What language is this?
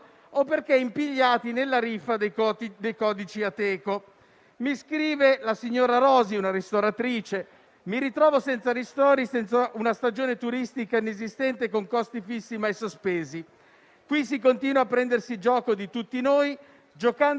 Italian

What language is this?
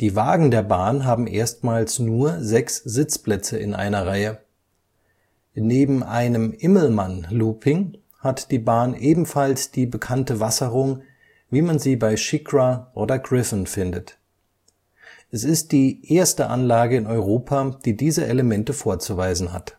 German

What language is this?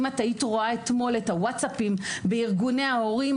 Hebrew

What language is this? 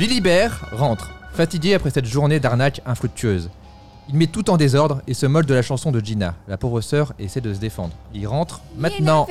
French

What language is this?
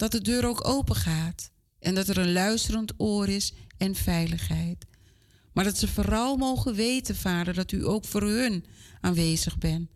Dutch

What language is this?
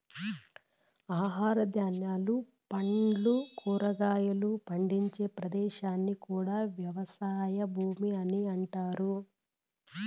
Telugu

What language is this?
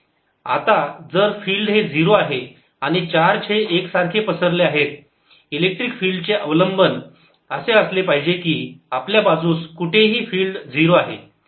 Marathi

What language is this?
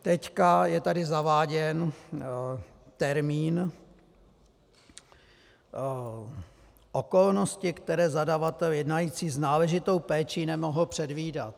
Czech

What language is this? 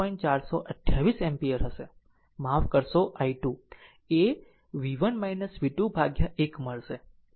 Gujarati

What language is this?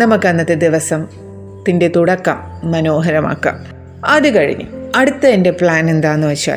Malayalam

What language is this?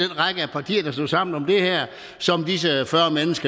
Danish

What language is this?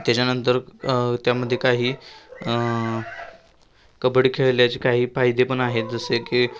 Marathi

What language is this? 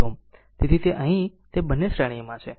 Gujarati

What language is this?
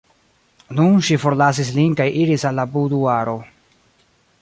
Esperanto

